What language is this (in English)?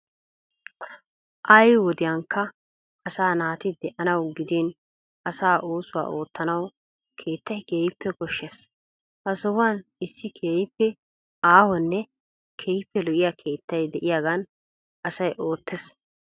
Wolaytta